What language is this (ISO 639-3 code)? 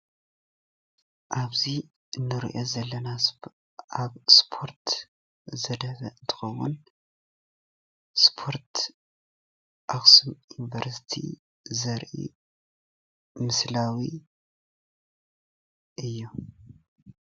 tir